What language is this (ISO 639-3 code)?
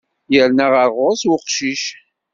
kab